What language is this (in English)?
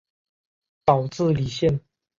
Chinese